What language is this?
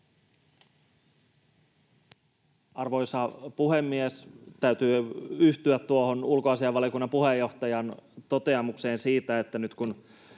Finnish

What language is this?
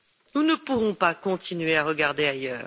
French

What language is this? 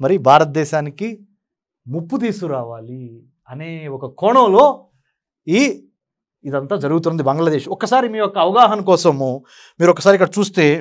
Telugu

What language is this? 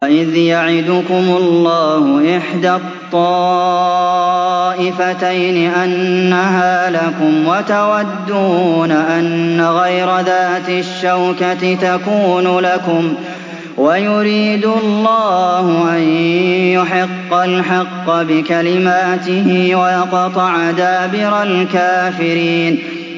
Arabic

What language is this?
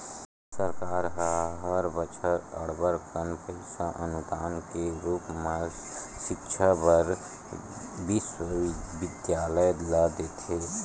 Chhattisgarhi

